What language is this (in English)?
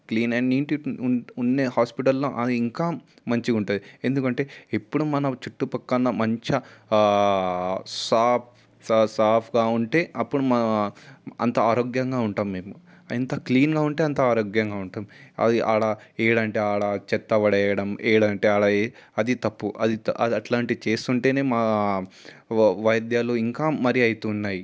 Telugu